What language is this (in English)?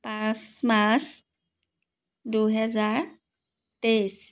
Assamese